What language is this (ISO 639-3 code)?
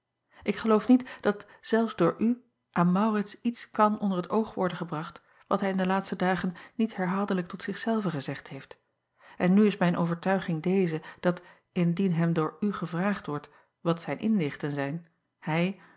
nld